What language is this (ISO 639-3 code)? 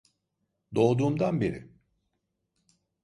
tur